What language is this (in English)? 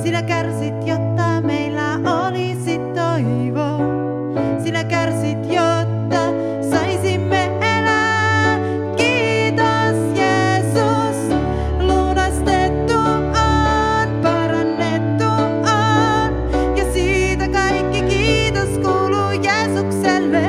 Finnish